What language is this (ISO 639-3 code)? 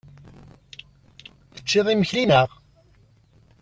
kab